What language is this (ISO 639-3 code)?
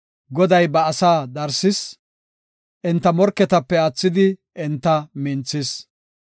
gof